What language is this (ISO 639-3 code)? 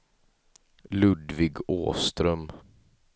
swe